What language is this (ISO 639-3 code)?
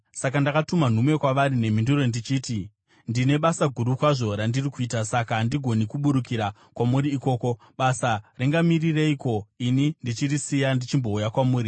sna